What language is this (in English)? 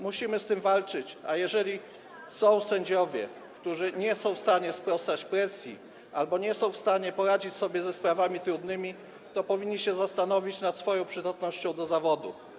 Polish